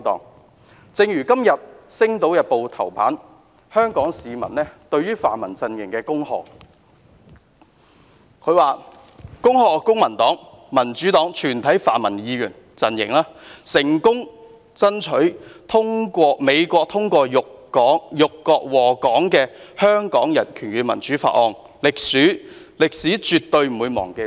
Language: Cantonese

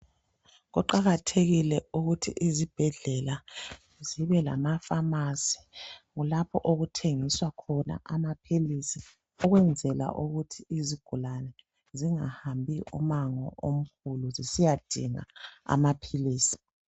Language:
North Ndebele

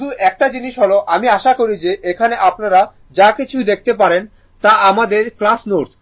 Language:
Bangla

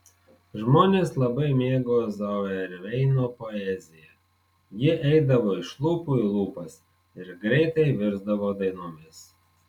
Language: Lithuanian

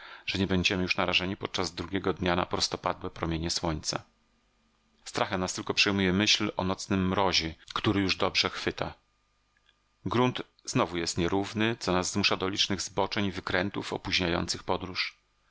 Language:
Polish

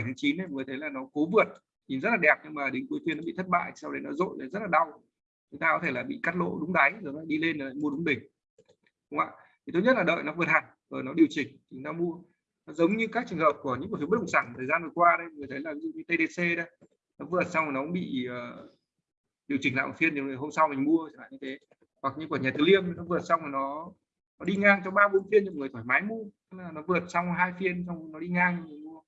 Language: Vietnamese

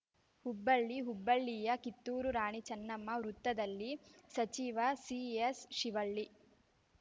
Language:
Kannada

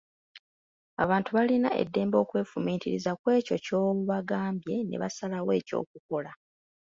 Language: Ganda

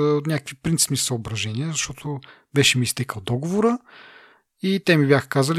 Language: Bulgarian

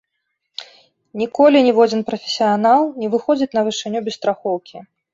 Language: Belarusian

